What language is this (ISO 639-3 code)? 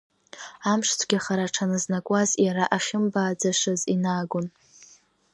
abk